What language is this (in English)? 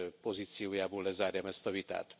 Hungarian